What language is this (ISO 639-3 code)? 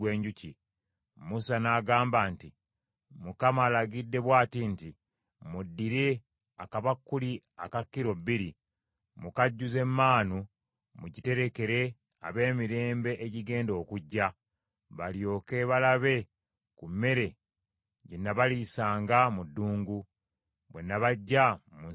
lug